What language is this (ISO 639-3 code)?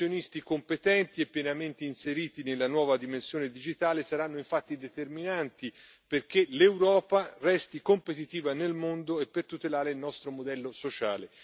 ita